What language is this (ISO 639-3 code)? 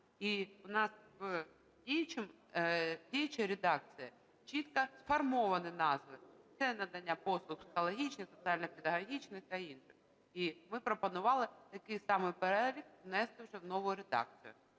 ukr